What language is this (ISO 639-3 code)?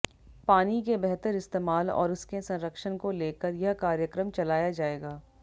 hin